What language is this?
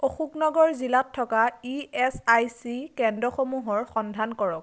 Assamese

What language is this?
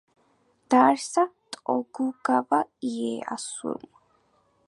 Georgian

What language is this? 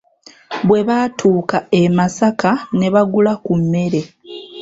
Ganda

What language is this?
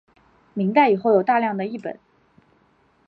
Chinese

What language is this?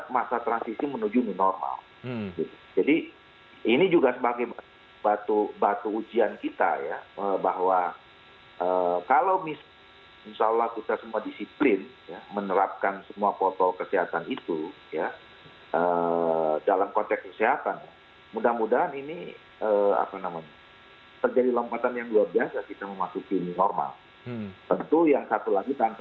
Indonesian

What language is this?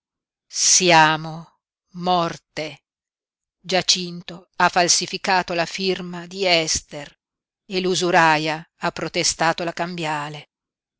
Italian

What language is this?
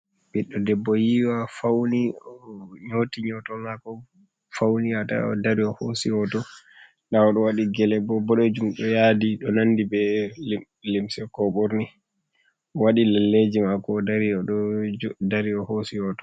Fula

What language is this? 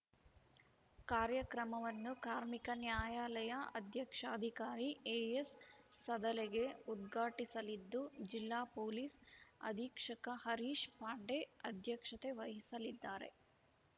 Kannada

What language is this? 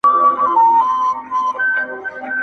Pashto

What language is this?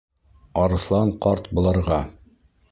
Bashkir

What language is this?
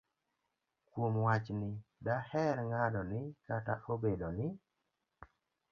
Luo (Kenya and Tanzania)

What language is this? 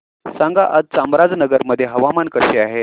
Marathi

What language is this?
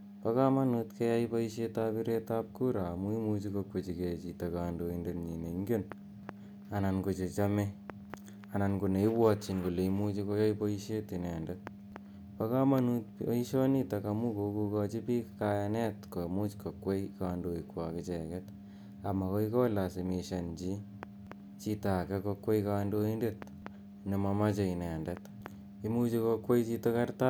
Kalenjin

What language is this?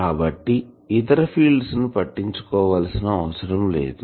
Telugu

